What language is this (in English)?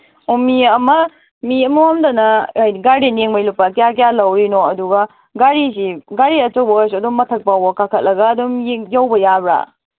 Manipuri